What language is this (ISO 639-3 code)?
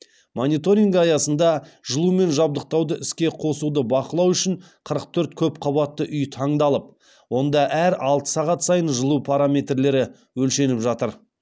kaz